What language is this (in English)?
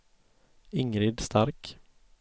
Swedish